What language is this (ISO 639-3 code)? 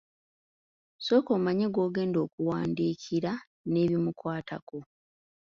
lug